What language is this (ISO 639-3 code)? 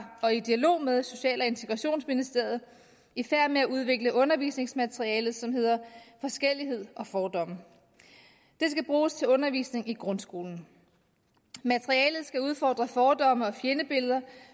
dan